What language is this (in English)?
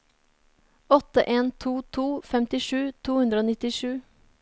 Norwegian